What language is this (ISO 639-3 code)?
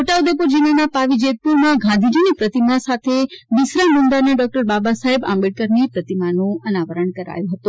guj